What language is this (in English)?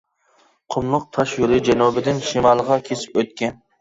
Uyghur